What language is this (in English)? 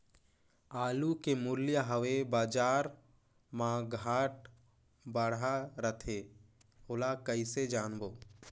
Chhattisgarhi